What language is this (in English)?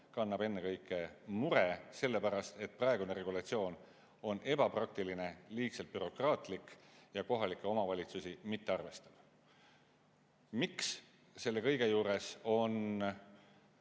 Estonian